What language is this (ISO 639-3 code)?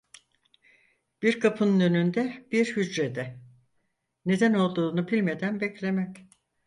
tur